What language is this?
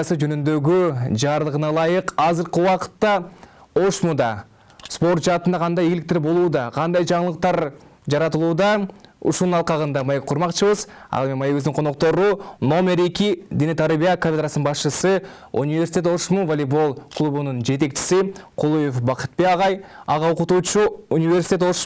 Turkish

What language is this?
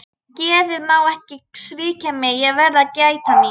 Icelandic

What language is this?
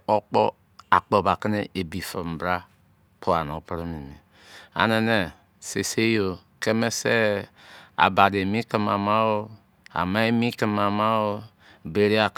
Izon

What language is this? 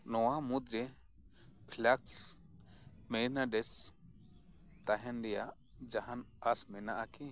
Santali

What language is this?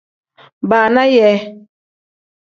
Tem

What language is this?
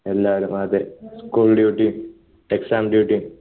Malayalam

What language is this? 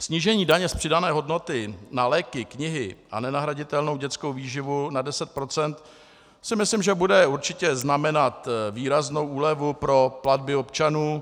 Czech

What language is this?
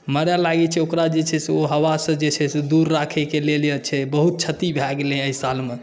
Maithili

